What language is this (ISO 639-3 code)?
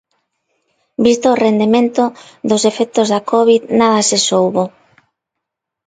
glg